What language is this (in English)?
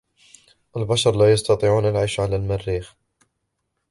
Arabic